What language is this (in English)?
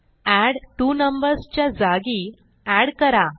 Marathi